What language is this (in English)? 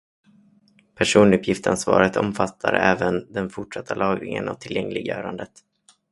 Swedish